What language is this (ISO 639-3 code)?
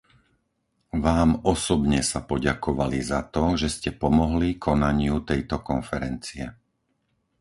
slk